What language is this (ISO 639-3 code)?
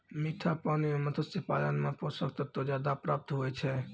mai